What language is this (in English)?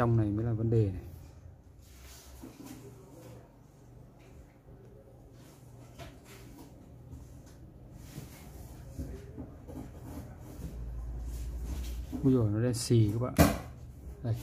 Vietnamese